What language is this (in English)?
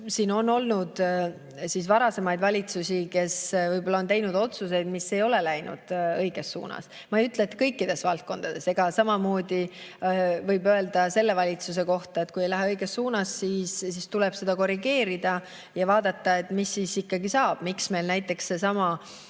Estonian